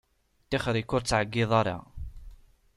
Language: Kabyle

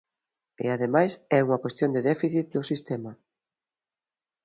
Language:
Galician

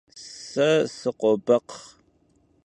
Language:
Kabardian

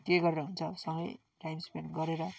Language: Nepali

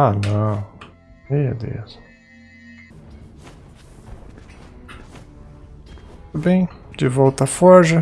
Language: Portuguese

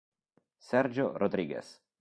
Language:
Italian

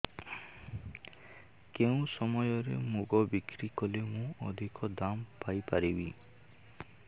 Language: Odia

